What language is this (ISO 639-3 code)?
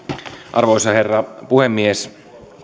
fin